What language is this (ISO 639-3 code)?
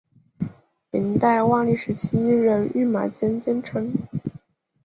zho